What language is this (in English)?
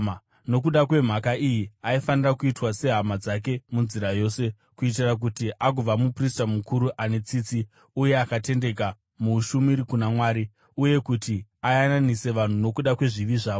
Shona